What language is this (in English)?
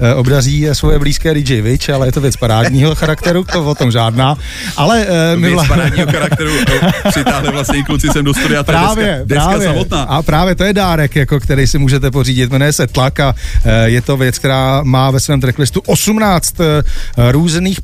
Czech